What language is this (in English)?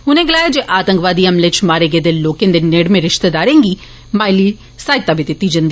Dogri